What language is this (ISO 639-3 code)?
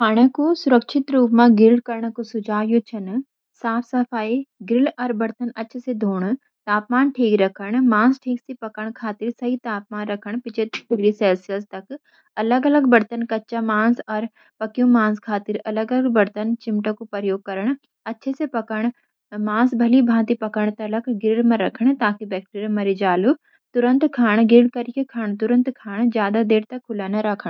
gbm